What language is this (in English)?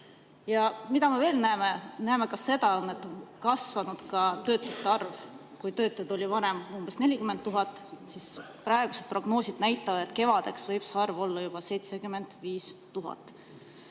Estonian